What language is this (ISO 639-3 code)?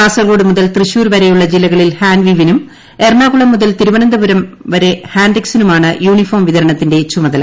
mal